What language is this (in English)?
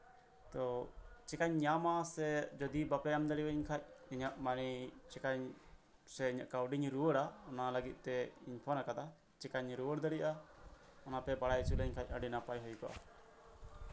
Santali